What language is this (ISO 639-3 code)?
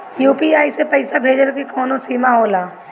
bho